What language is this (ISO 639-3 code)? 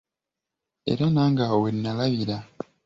lug